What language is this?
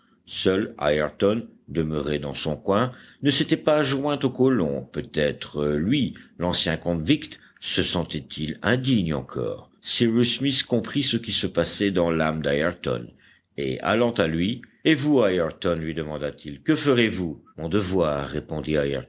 French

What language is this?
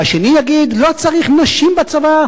Hebrew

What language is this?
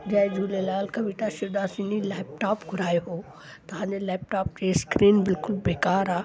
Sindhi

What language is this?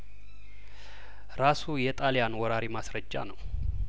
Amharic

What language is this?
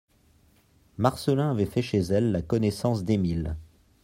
French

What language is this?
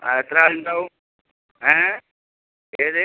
Malayalam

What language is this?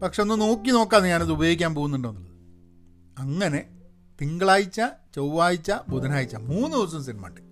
Malayalam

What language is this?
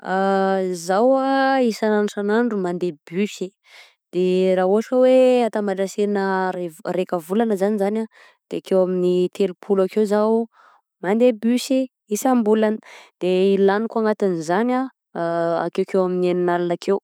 Southern Betsimisaraka Malagasy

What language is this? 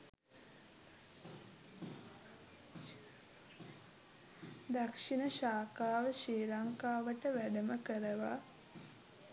Sinhala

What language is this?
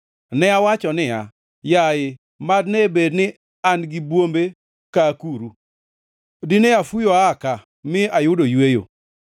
Luo (Kenya and Tanzania)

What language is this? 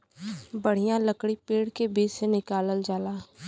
Bhojpuri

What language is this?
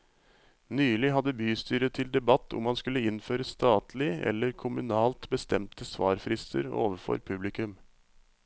Norwegian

